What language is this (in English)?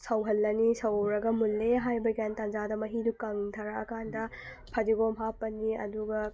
Manipuri